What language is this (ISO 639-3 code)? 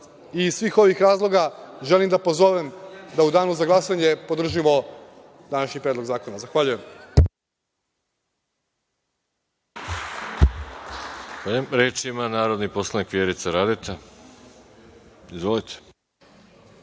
srp